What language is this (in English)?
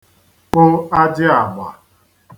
Igbo